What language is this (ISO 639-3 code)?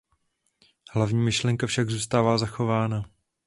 ces